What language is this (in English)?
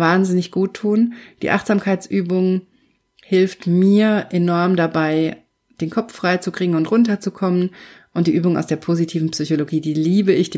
German